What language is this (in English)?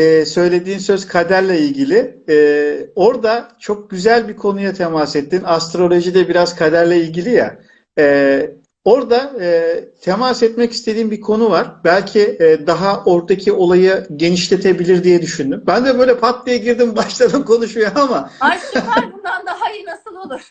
Turkish